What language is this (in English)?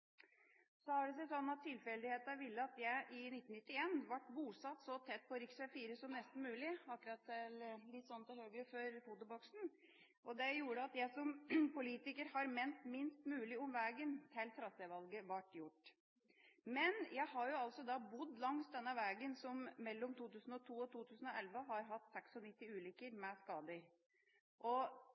Norwegian Bokmål